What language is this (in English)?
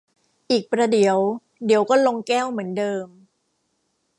Thai